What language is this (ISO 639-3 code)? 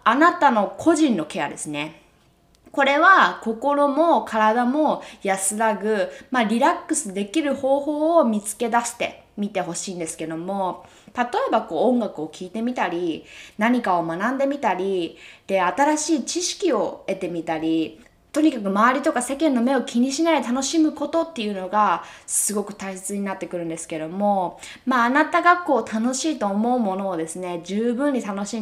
jpn